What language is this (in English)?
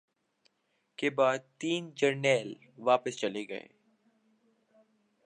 Urdu